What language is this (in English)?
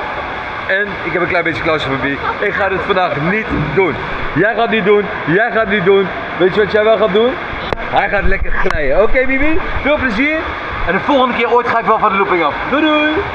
Dutch